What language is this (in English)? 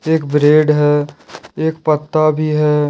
Hindi